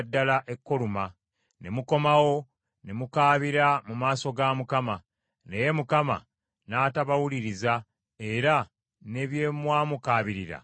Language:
Ganda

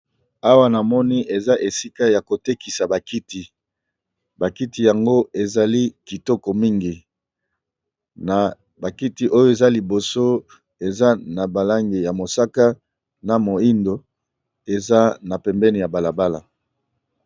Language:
Lingala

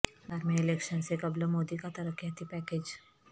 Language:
Urdu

